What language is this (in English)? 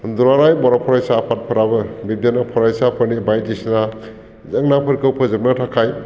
Bodo